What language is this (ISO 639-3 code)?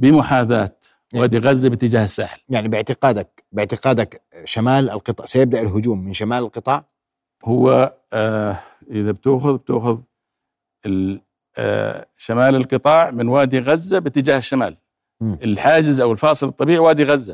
ara